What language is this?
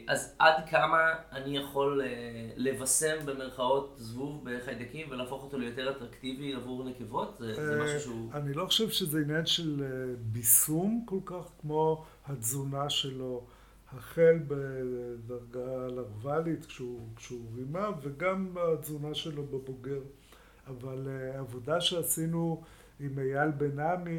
Hebrew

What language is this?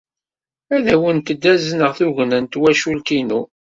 Kabyle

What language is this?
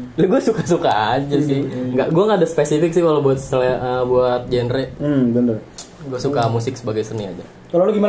Indonesian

